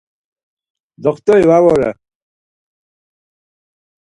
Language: Laz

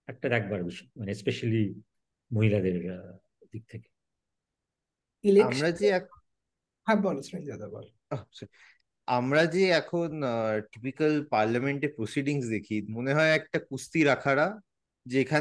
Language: Bangla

